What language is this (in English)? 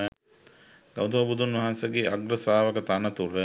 Sinhala